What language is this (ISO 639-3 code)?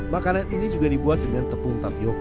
ind